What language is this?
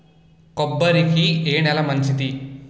Telugu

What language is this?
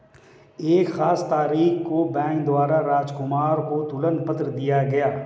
Hindi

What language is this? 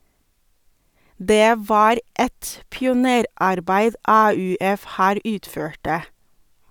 Norwegian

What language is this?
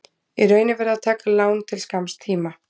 Icelandic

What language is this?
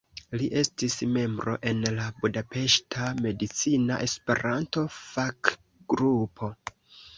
Esperanto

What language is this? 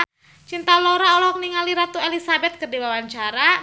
Sundanese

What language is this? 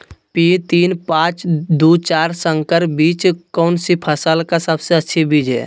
Magahi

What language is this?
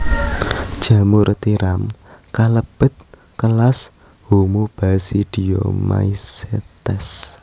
Javanese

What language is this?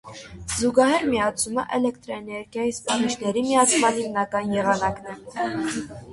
Armenian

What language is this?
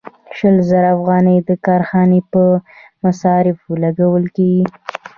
Pashto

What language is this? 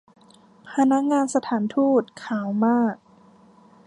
Thai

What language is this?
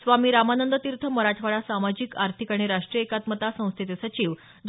Marathi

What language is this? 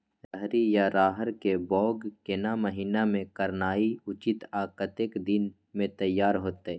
Maithili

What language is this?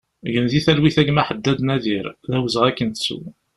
Kabyle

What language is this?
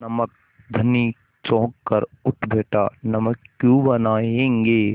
Hindi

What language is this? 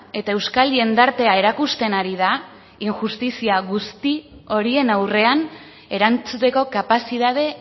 Basque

